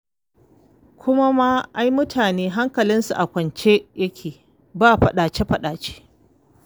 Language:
Hausa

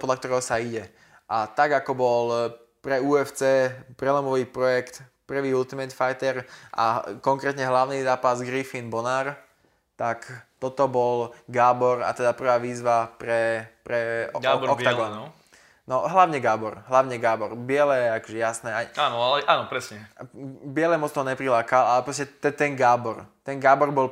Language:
Slovak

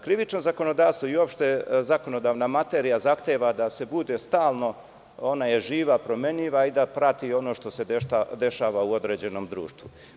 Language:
Serbian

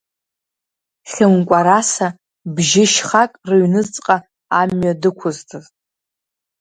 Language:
Abkhazian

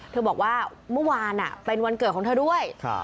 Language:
Thai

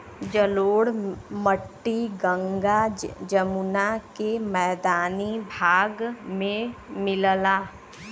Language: Bhojpuri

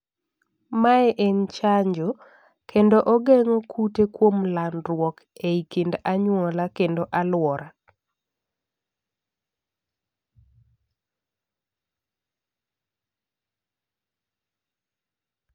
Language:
Luo (Kenya and Tanzania)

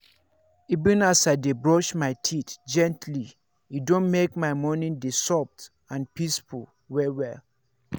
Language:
Nigerian Pidgin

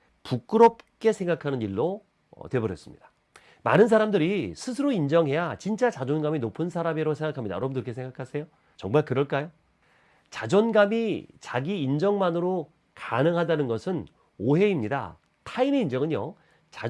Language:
Korean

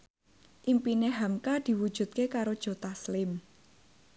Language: Javanese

